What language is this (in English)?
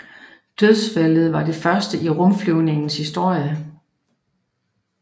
Danish